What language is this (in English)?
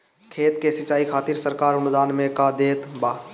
Bhojpuri